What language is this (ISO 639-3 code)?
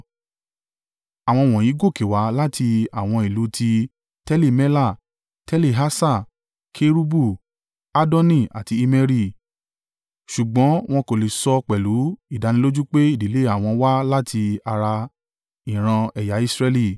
yor